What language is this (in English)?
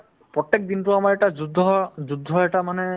Assamese